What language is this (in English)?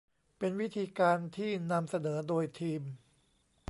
Thai